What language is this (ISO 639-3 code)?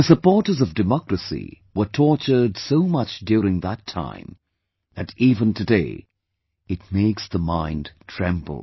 eng